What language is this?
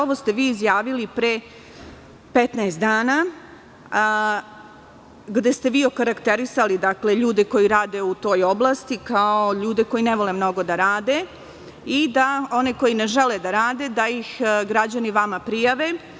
Serbian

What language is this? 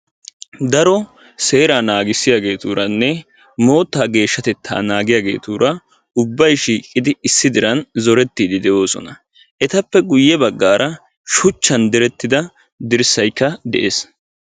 Wolaytta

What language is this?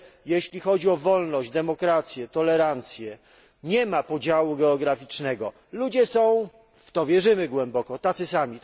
Polish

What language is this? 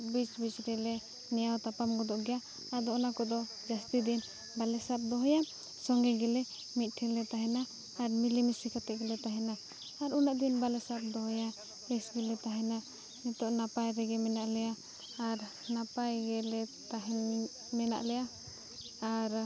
Santali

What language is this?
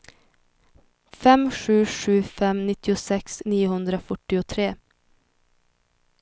Swedish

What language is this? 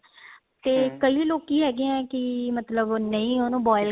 Punjabi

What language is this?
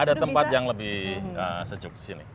Indonesian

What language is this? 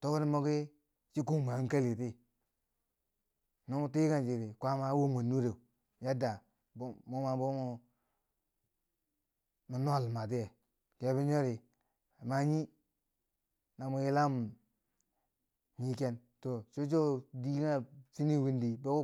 Bangwinji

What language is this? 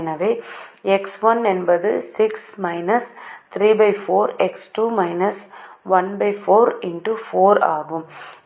Tamil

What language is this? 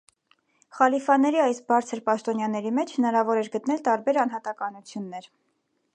Armenian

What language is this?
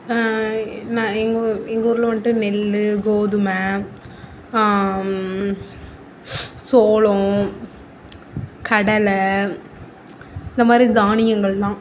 Tamil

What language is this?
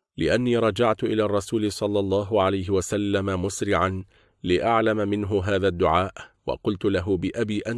Arabic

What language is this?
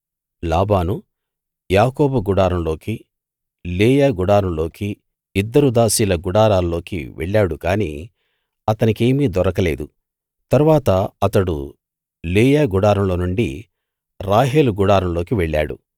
Telugu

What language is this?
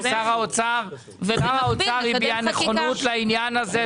Hebrew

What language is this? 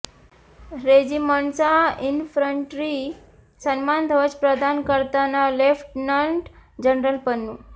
Marathi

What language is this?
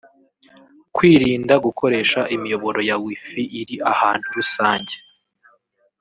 Kinyarwanda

